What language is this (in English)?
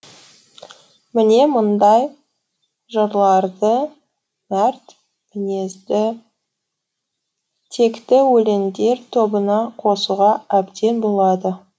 Kazakh